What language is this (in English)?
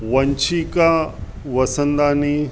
Sindhi